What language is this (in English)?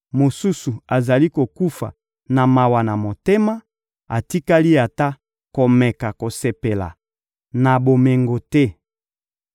Lingala